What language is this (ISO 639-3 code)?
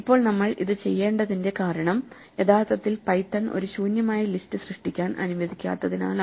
mal